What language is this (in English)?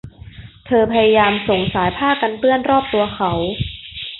Thai